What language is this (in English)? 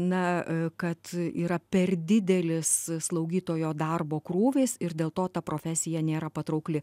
Lithuanian